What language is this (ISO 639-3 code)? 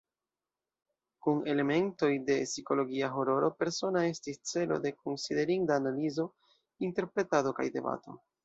epo